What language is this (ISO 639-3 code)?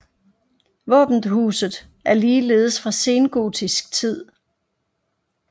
dan